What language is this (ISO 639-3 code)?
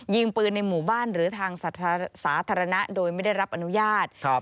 tha